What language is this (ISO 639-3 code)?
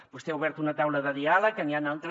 cat